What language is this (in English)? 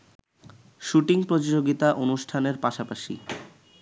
Bangla